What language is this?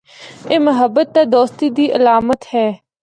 Northern Hindko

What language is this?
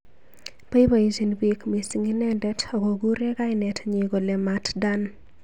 Kalenjin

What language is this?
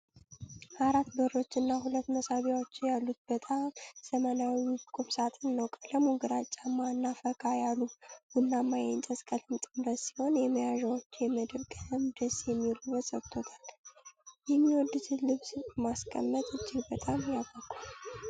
Amharic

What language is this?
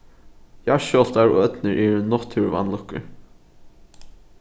Faroese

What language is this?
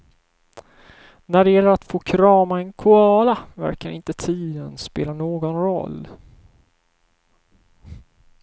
Swedish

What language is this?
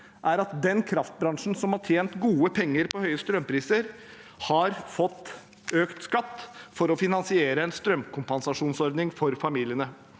Norwegian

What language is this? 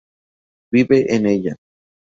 Spanish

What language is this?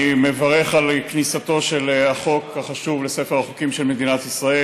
Hebrew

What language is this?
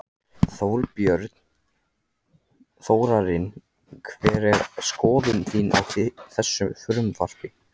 Icelandic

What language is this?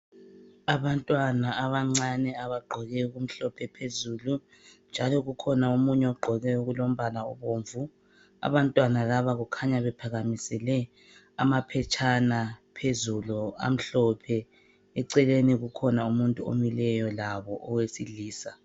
North Ndebele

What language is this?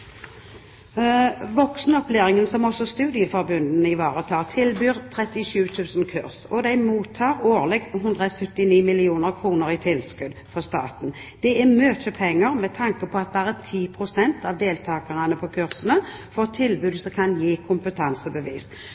Norwegian Bokmål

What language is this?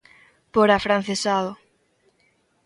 Galician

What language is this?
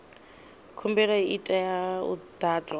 Venda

